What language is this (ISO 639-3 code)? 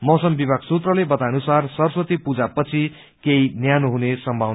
nep